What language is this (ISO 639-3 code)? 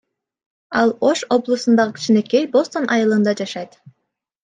kir